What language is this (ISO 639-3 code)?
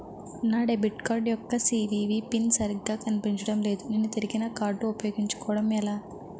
tel